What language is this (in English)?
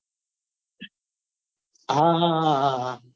Gujarati